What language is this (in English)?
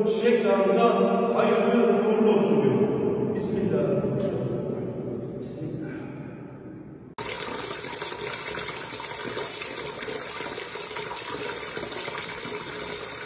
Turkish